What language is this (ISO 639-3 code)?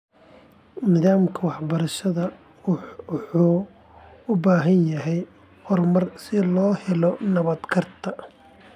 som